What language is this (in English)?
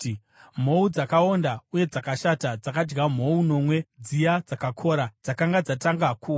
Shona